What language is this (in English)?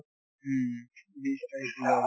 Assamese